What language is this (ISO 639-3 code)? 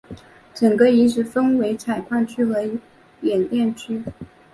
zho